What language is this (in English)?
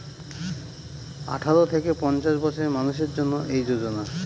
Bangla